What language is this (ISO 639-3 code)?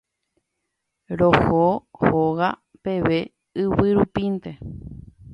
grn